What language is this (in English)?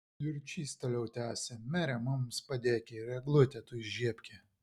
Lithuanian